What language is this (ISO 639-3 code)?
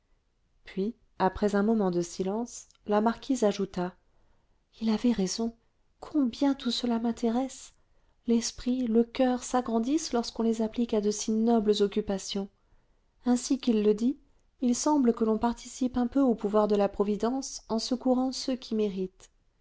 fra